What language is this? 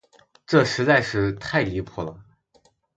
Chinese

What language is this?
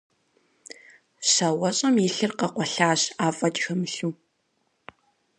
Kabardian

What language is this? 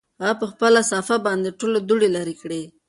Pashto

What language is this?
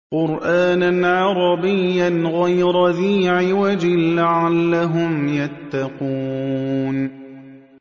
Arabic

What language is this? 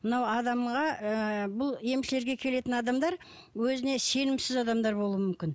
Kazakh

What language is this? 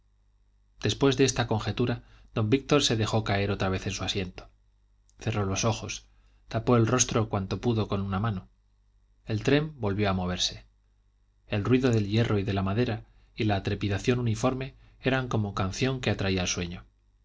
Spanish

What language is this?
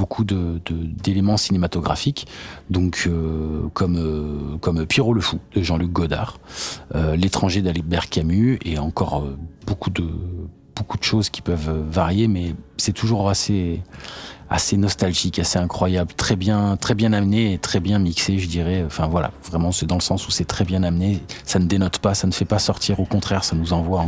French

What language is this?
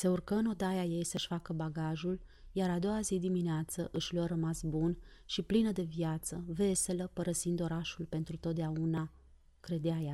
Romanian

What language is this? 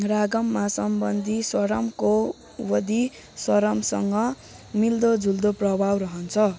Nepali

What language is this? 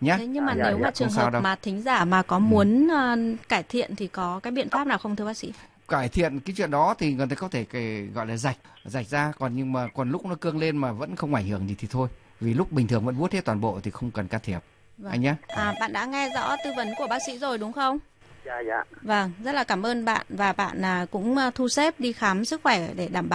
Vietnamese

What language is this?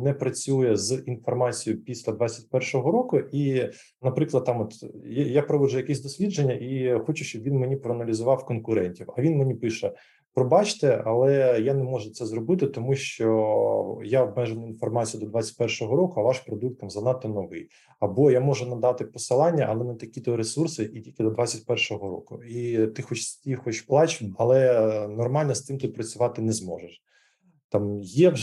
Ukrainian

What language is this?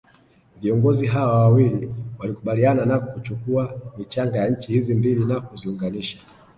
Swahili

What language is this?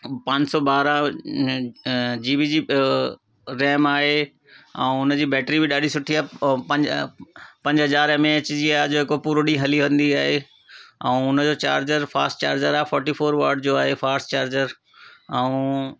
Sindhi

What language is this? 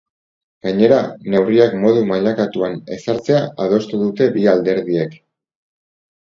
Basque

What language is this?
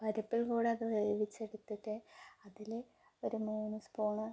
Malayalam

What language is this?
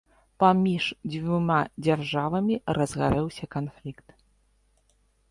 Belarusian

